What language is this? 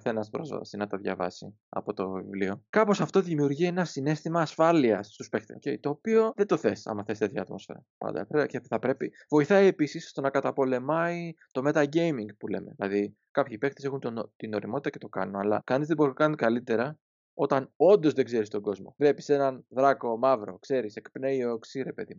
Greek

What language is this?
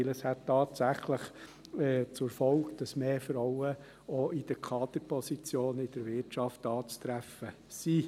Swiss German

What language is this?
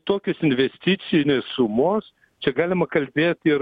Lithuanian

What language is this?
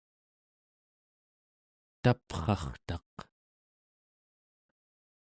Central Yupik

